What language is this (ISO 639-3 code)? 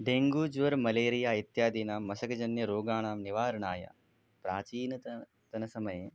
san